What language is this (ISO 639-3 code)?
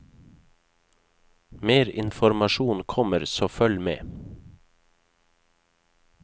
nor